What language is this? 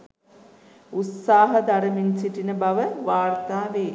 Sinhala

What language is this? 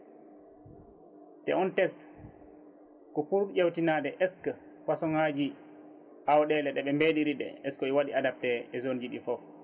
Fula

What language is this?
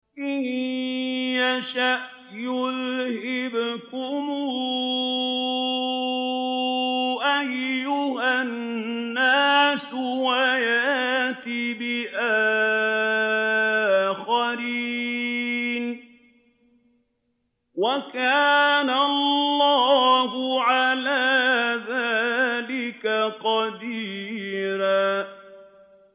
Arabic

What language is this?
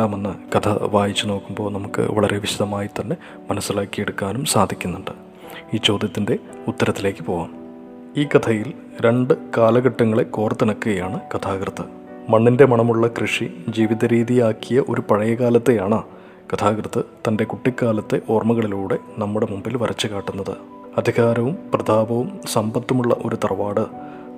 Malayalam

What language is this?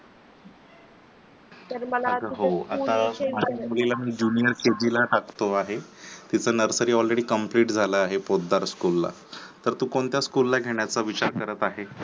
Marathi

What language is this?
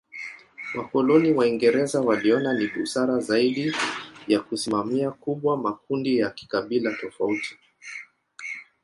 Swahili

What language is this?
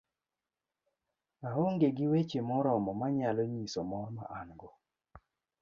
Luo (Kenya and Tanzania)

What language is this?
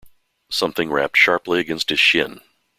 English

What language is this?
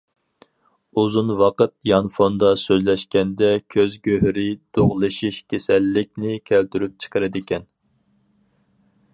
Uyghur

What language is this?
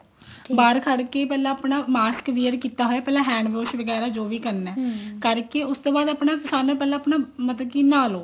Punjabi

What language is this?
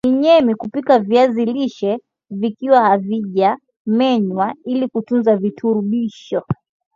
Swahili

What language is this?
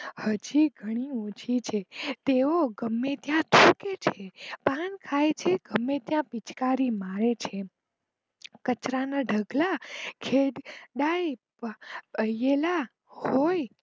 Gujarati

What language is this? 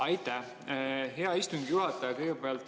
Estonian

